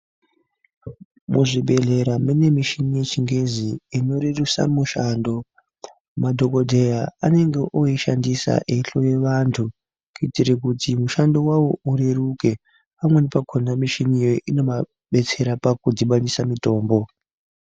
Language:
Ndau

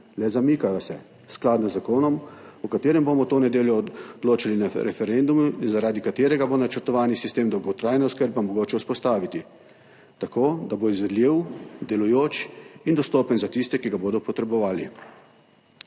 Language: Slovenian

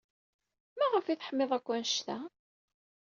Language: Kabyle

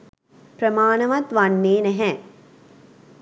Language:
Sinhala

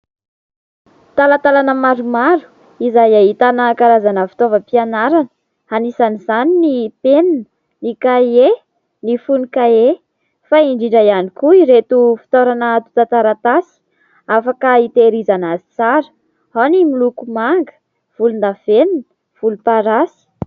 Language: Malagasy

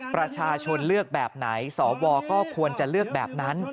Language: Thai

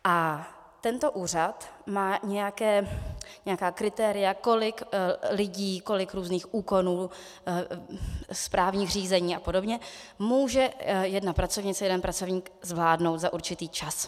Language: Czech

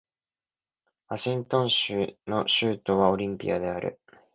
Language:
Japanese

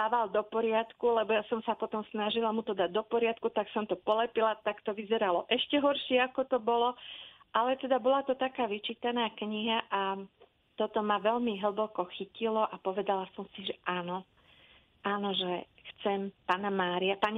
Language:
Slovak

